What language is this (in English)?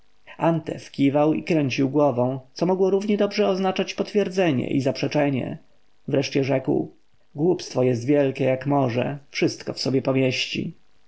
Polish